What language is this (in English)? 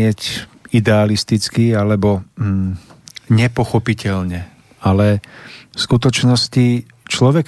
Slovak